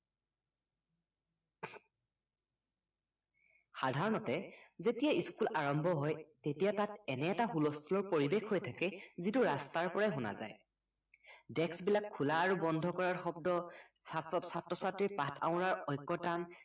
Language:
Assamese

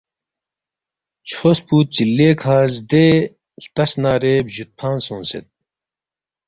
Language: Balti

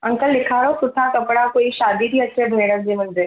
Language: Sindhi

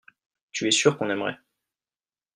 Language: French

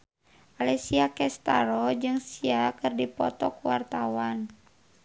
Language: Sundanese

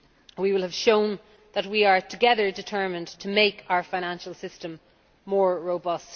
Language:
English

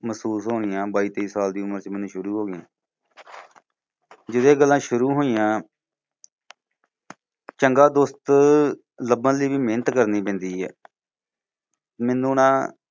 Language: Punjabi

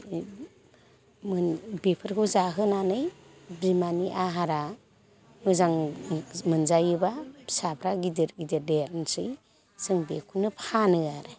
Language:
Bodo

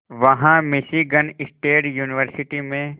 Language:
Hindi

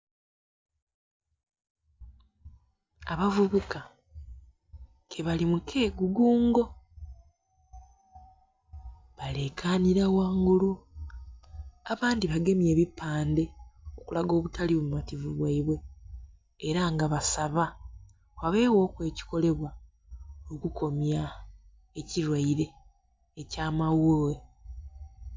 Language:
Soga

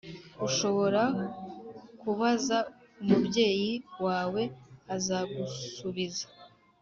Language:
Kinyarwanda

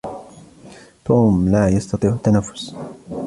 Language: Arabic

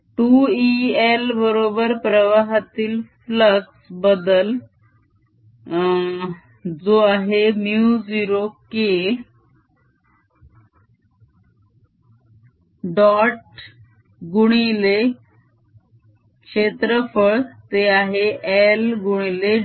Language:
Marathi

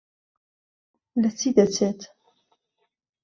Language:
Central Kurdish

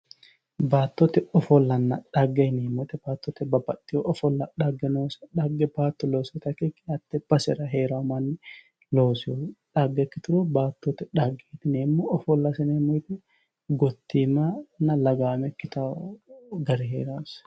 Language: Sidamo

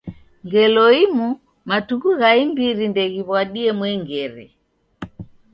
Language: Taita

